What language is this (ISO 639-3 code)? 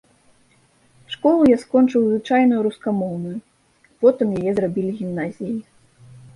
bel